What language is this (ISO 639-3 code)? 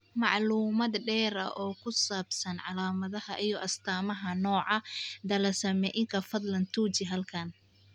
som